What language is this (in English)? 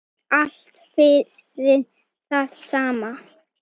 Icelandic